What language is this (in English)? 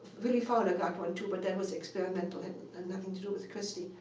English